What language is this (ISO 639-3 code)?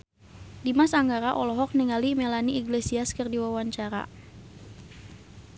sun